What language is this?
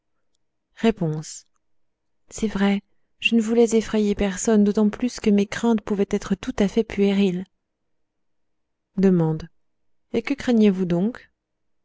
French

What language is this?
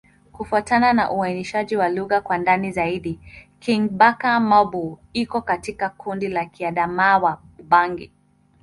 Swahili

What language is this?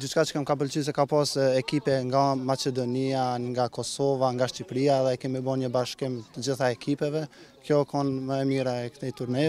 Romanian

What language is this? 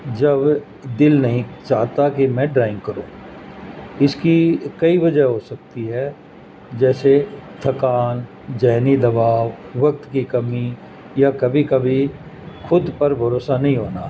Urdu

